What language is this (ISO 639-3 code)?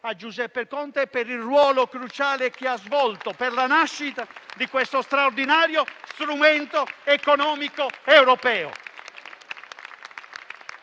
ita